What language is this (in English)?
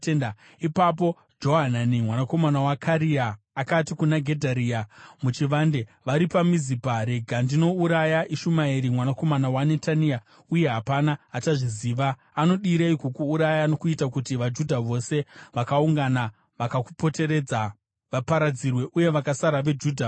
Shona